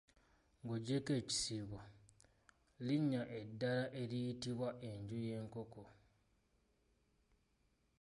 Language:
Ganda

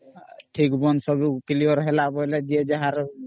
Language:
Odia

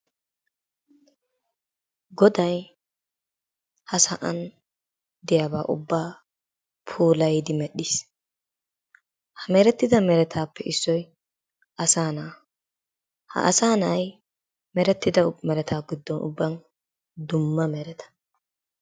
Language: Wolaytta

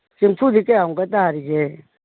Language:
Manipuri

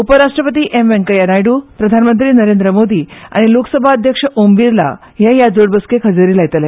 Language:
Konkani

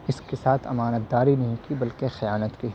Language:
Urdu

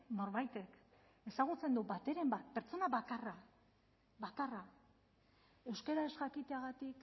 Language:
Basque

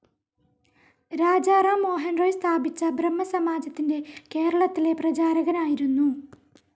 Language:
Malayalam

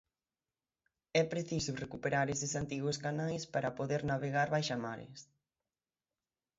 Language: Galician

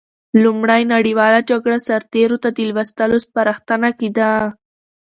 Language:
Pashto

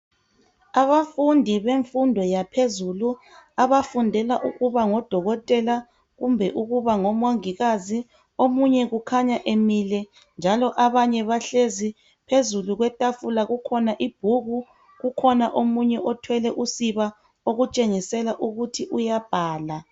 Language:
North Ndebele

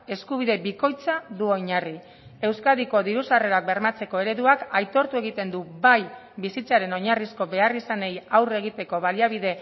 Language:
Basque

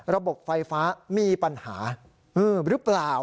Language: Thai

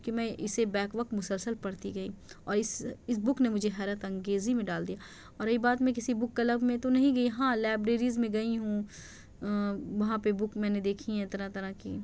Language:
Urdu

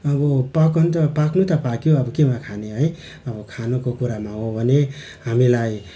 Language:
Nepali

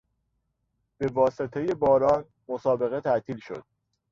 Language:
Persian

